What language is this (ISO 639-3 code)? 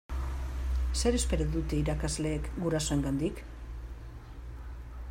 eus